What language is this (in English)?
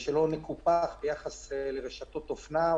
Hebrew